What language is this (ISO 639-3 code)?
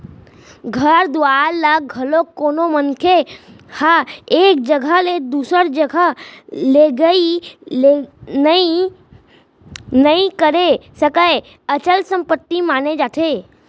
hne